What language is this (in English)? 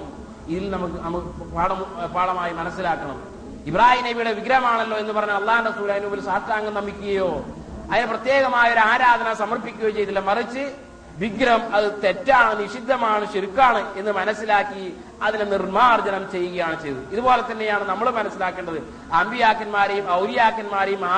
Malayalam